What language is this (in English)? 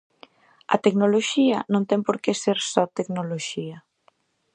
Galician